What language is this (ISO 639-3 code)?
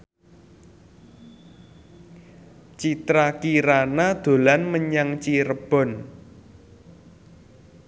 jav